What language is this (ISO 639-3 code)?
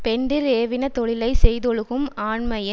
tam